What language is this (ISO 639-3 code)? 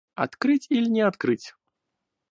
rus